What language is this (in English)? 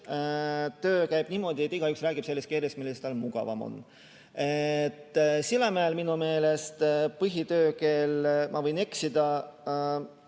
Estonian